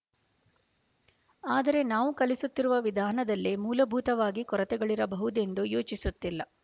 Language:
Kannada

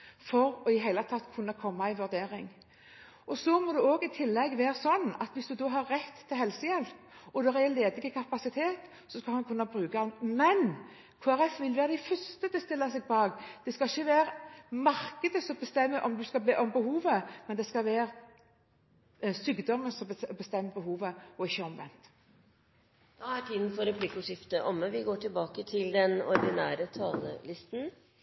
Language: Norwegian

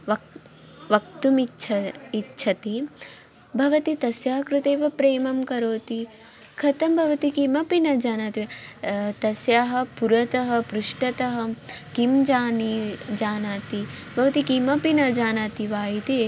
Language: Sanskrit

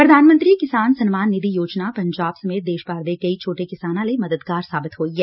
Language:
Punjabi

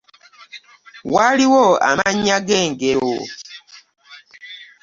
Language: Ganda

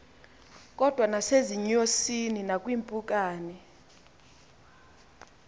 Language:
Xhosa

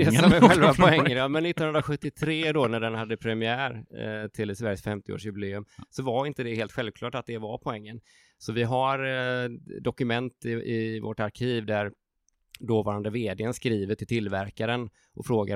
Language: Swedish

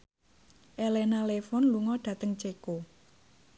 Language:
Javanese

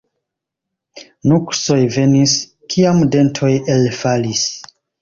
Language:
Esperanto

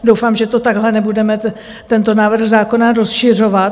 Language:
Czech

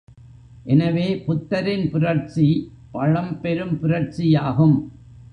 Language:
Tamil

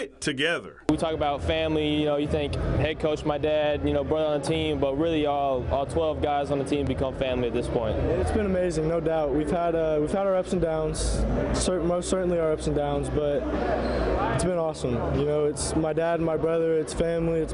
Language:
English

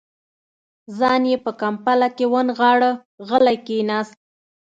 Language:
Pashto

